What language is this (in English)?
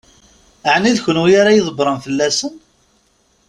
Kabyle